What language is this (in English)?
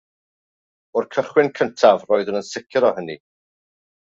Welsh